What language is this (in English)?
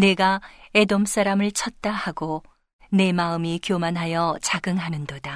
Korean